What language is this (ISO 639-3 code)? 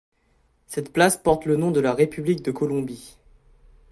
fra